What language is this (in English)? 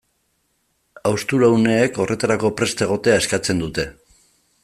Basque